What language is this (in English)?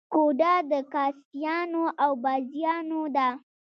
Pashto